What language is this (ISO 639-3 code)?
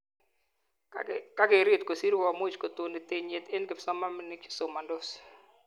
kln